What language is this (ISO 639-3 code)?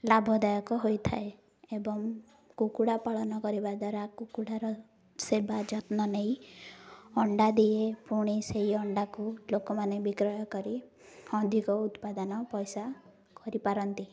ori